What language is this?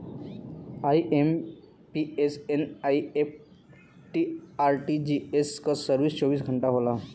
Bhojpuri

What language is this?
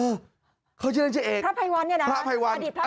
Thai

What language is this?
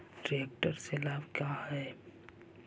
Magahi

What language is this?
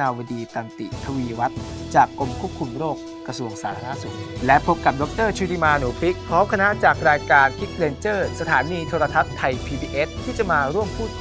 Thai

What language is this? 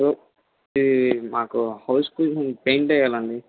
Telugu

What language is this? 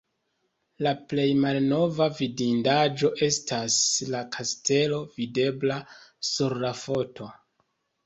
Esperanto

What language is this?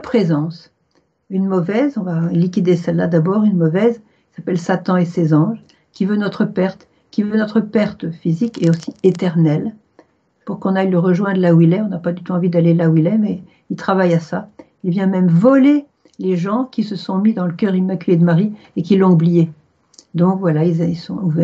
French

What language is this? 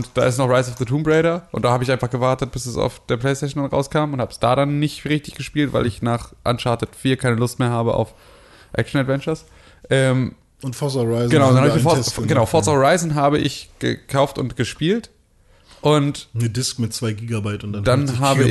German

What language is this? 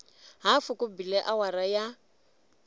Tsonga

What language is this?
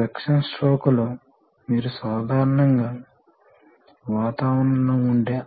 Telugu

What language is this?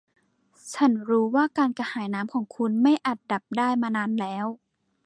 Thai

